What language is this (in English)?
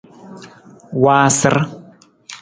Nawdm